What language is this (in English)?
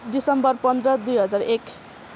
Nepali